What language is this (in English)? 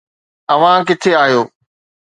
Sindhi